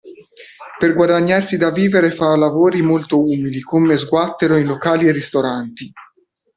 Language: Italian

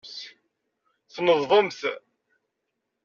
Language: Kabyle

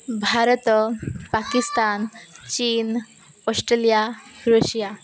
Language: Odia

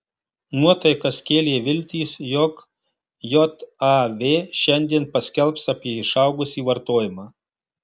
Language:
Lithuanian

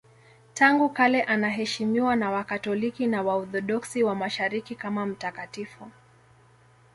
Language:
Swahili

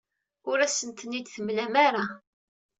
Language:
Kabyle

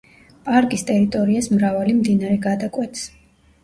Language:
Georgian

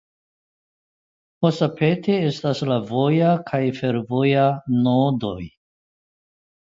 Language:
Esperanto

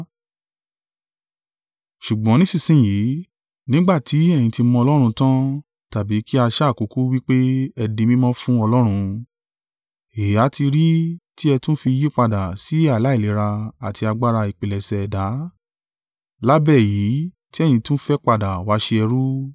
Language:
Yoruba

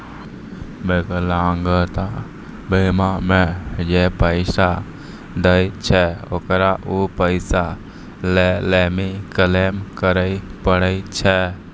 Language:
Maithili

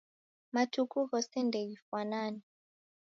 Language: Taita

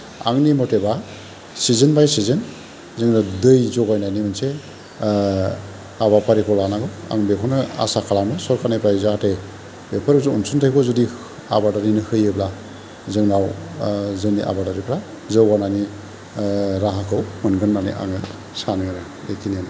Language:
Bodo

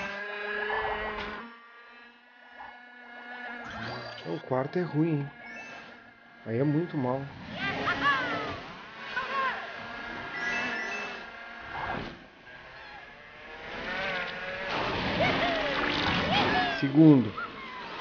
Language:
Portuguese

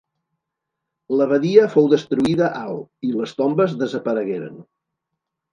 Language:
Catalan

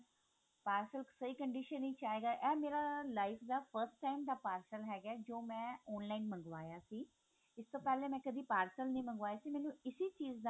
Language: Punjabi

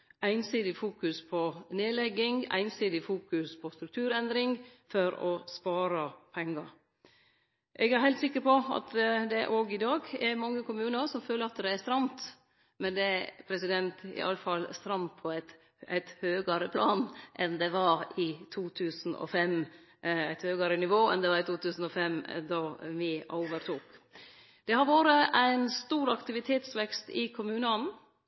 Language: Norwegian Nynorsk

